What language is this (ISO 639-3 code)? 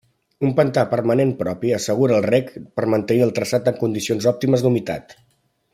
cat